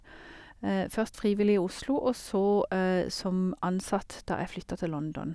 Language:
Norwegian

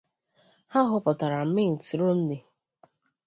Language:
Igbo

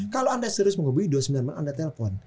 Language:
Indonesian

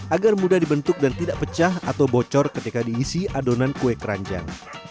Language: Indonesian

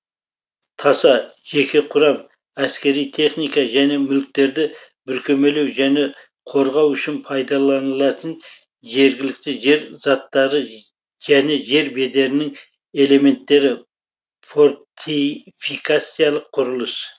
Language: Kazakh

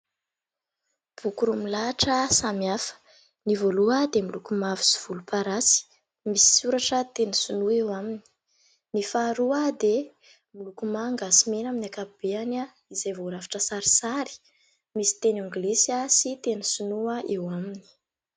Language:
Malagasy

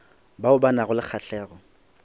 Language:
Northern Sotho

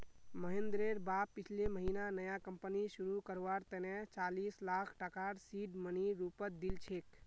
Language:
Magahi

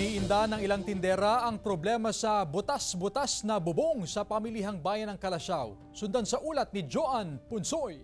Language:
Filipino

